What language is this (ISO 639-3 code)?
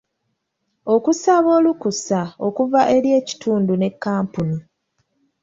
lug